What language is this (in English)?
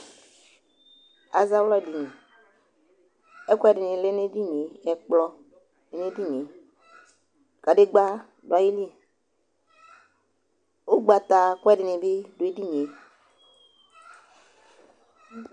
Ikposo